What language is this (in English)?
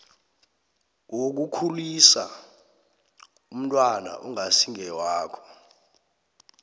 South Ndebele